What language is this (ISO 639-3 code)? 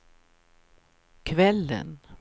swe